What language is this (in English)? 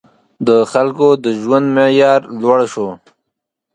Pashto